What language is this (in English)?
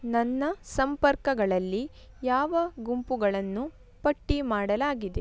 Kannada